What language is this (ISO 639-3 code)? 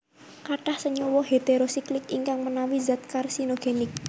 jav